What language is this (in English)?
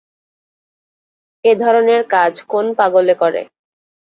Bangla